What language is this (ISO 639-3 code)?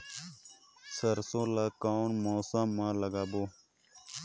hne